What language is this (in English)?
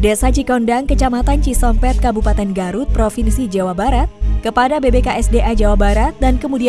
Indonesian